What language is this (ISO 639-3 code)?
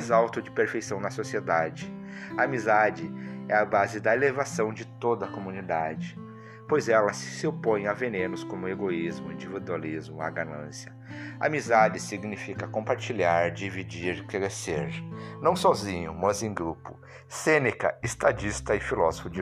por